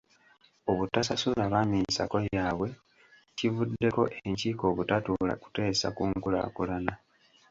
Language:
Ganda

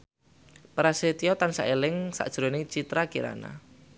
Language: Javanese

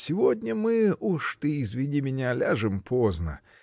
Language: Russian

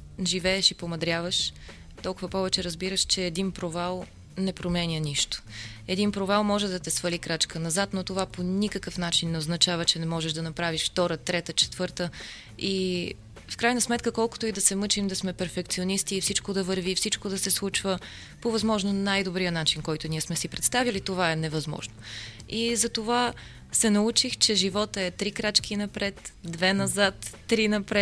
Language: Bulgarian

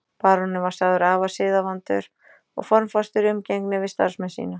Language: Icelandic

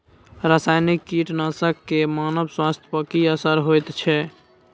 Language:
Maithili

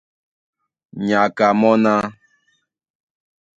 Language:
Duala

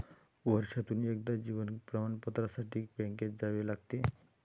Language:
Marathi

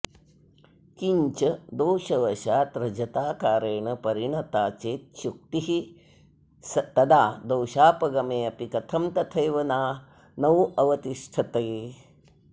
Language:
Sanskrit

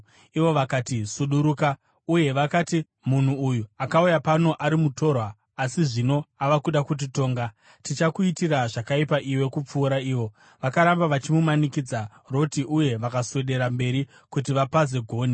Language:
Shona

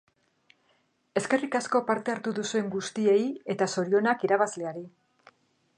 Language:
Basque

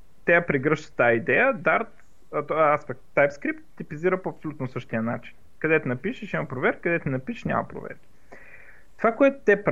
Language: Bulgarian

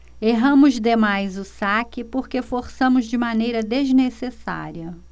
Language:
Portuguese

